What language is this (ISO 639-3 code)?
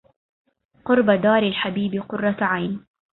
ara